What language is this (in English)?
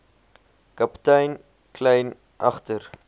Afrikaans